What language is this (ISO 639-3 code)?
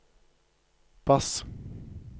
nor